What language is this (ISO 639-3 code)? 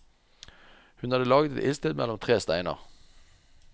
nor